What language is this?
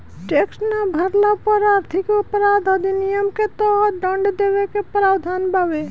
Bhojpuri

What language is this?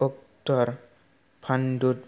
Bodo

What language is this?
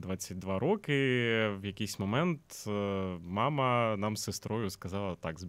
Ukrainian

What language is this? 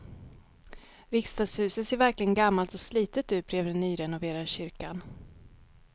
Swedish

